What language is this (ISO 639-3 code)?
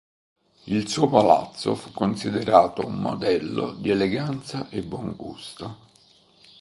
ita